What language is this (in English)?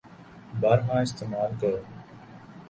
Urdu